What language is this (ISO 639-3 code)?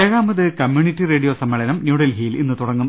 mal